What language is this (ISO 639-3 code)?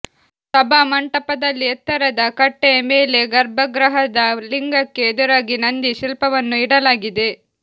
kan